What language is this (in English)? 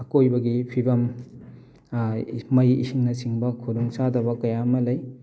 Manipuri